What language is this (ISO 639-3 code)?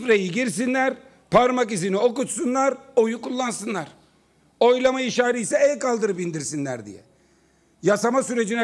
tur